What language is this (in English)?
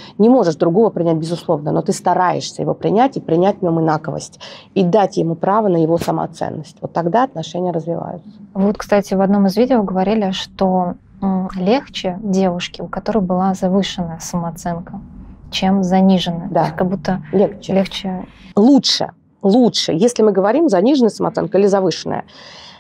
Russian